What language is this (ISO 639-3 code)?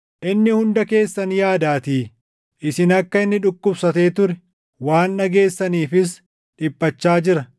orm